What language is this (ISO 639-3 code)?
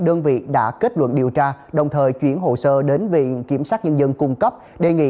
vie